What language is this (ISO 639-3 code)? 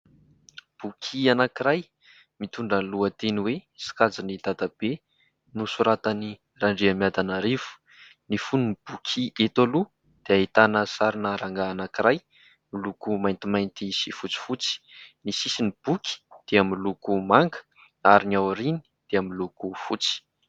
mlg